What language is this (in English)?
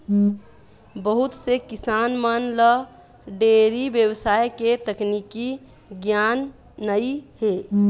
Chhattisgarhi